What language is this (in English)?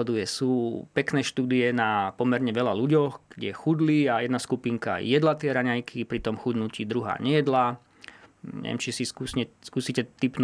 Slovak